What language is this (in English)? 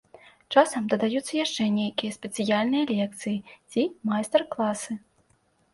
Belarusian